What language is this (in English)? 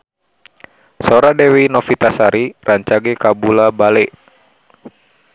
Sundanese